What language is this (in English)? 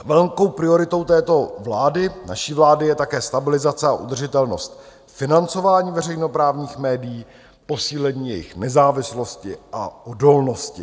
Czech